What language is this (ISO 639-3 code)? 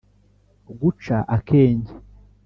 kin